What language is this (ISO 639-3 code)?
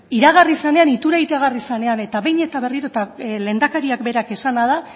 eus